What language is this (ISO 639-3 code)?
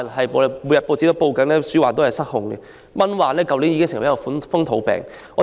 yue